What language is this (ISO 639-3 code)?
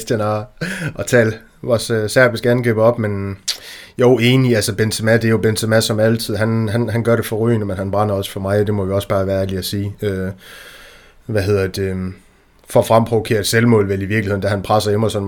dan